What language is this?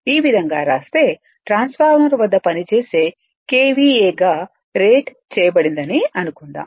Telugu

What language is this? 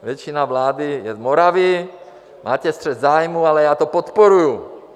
Czech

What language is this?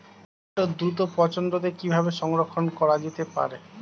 Bangla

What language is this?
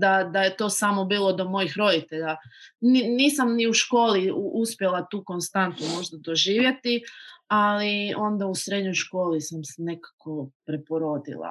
Croatian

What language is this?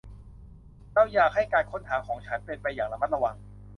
Thai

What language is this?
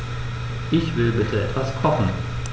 German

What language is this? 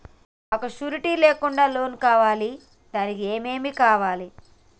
Telugu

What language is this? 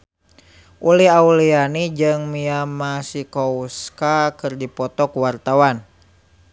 Sundanese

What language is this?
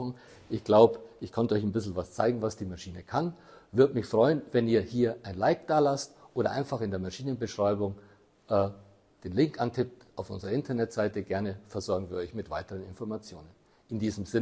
German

